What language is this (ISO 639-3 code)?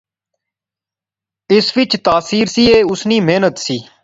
phr